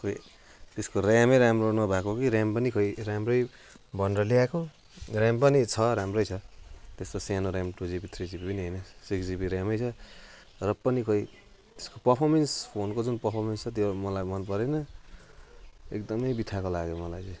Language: Nepali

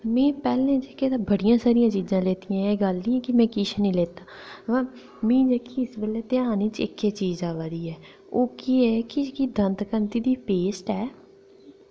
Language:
Dogri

